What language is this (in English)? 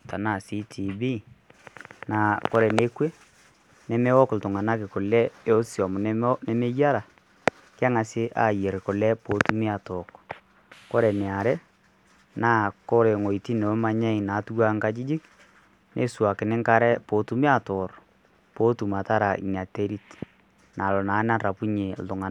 Masai